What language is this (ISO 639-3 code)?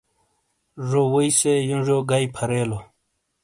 scl